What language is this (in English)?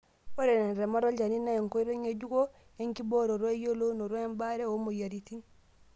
Masai